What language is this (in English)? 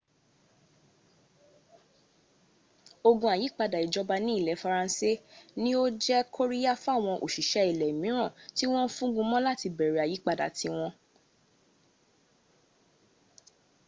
Yoruba